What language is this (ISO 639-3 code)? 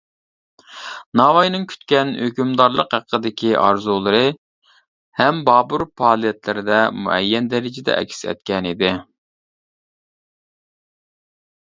uig